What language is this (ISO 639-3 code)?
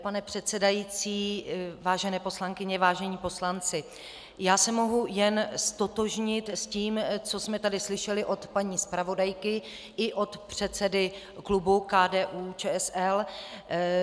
ces